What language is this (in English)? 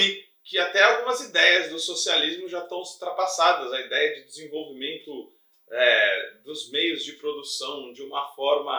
Portuguese